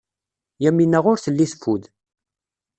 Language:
Kabyle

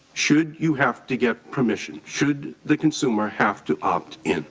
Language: English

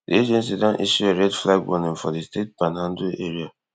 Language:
Nigerian Pidgin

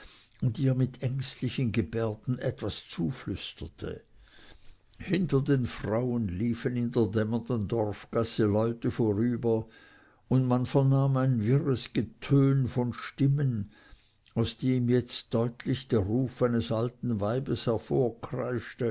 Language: German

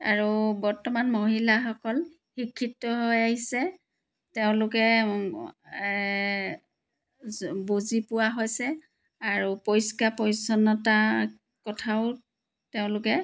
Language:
Assamese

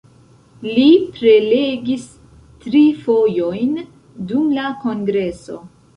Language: Esperanto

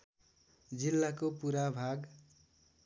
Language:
Nepali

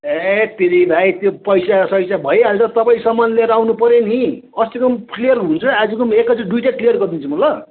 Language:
Nepali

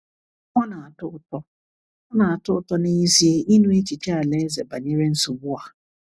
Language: Igbo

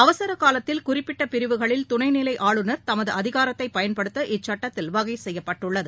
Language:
Tamil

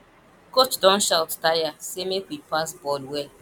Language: Nigerian Pidgin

